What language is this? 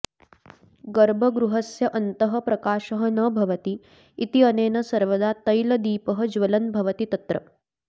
Sanskrit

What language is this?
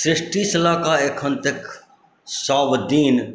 Maithili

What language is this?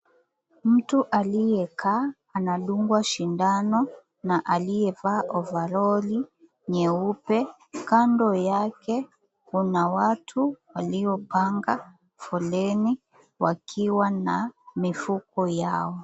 Swahili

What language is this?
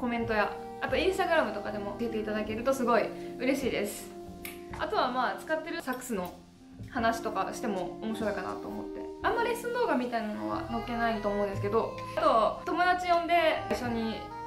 Japanese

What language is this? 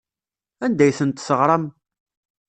Kabyle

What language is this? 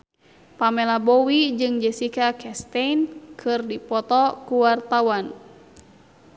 Sundanese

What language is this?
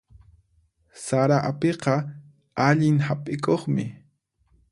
Puno Quechua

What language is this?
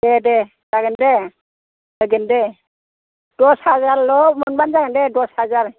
Bodo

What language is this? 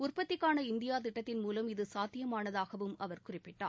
Tamil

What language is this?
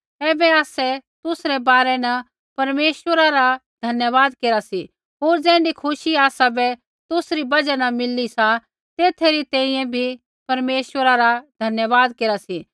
Kullu Pahari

